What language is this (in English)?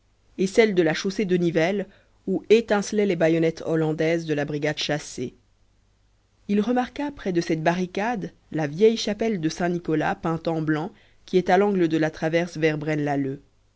French